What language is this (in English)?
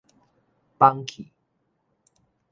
Min Nan Chinese